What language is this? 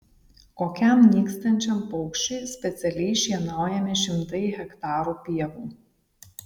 Lithuanian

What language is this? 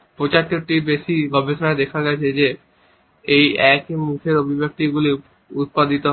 Bangla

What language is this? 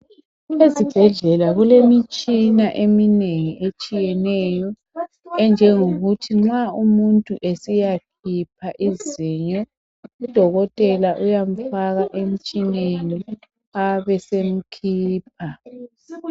North Ndebele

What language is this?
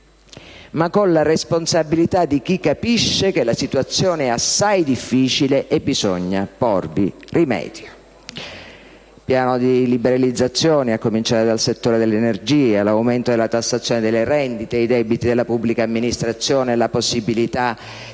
Italian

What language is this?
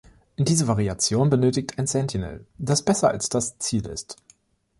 German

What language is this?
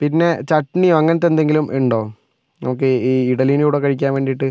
Malayalam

